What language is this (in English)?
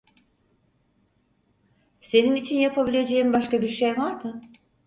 Turkish